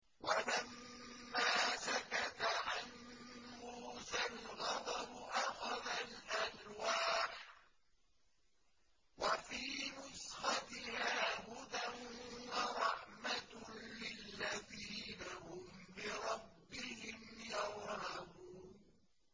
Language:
Arabic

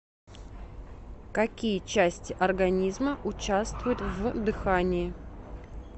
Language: Russian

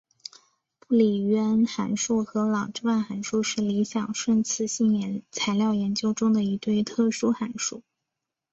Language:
Chinese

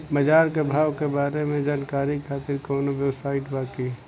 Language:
Bhojpuri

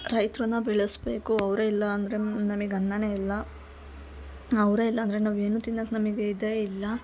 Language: Kannada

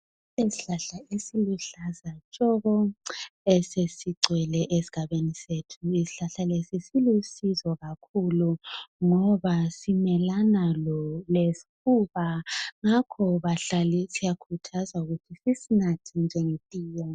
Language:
North Ndebele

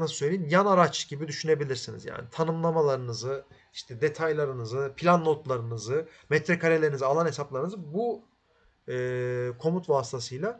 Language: Turkish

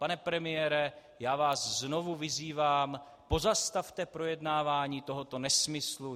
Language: Czech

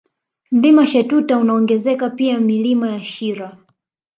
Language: Swahili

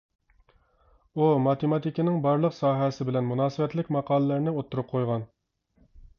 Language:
Uyghur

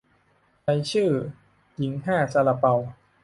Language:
Thai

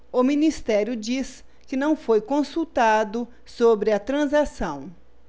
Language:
Portuguese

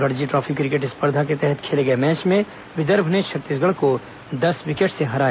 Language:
Hindi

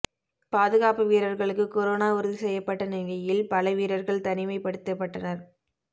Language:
Tamil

